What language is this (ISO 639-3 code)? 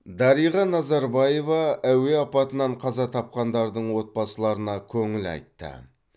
kaz